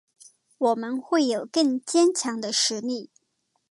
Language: Chinese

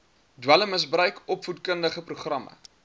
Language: Afrikaans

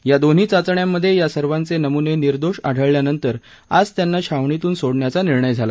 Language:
Marathi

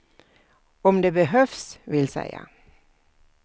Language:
Swedish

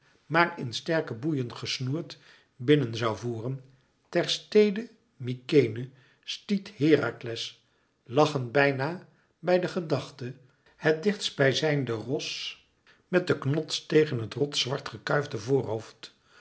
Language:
Dutch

